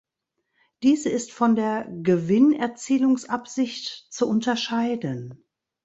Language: German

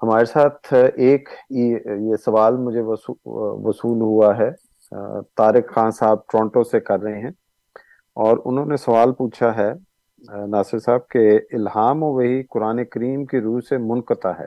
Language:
Urdu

